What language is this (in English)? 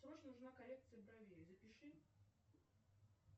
Russian